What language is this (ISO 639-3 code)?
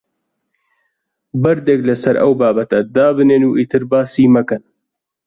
ckb